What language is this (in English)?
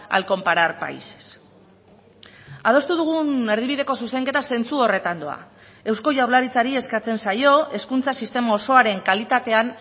Basque